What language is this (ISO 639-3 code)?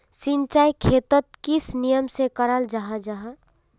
mag